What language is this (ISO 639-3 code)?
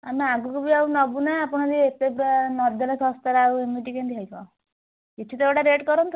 ori